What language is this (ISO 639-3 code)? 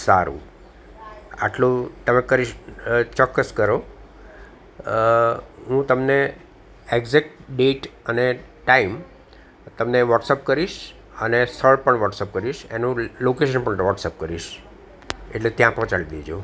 guj